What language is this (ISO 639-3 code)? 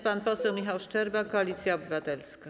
pol